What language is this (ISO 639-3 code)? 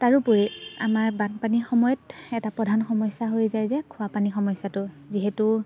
asm